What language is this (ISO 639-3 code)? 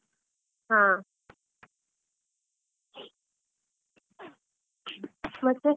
kan